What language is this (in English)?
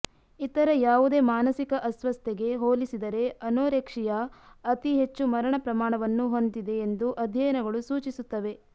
Kannada